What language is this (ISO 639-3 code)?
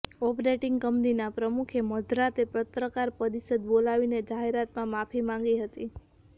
guj